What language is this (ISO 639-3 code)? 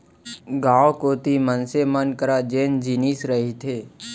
hne